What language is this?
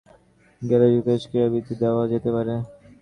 Bangla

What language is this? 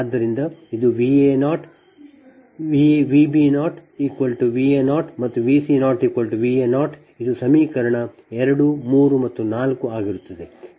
Kannada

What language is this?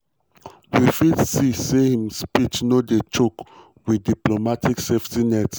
Nigerian Pidgin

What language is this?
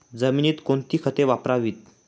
Marathi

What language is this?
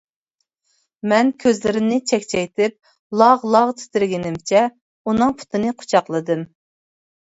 Uyghur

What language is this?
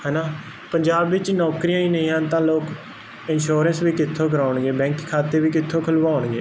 Punjabi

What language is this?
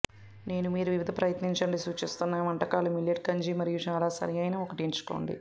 Telugu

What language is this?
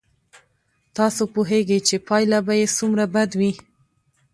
Pashto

